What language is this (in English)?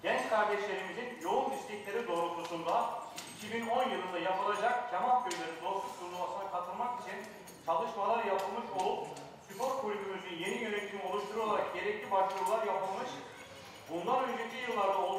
Turkish